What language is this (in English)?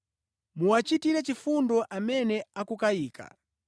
Nyanja